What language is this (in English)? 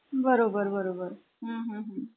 Marathi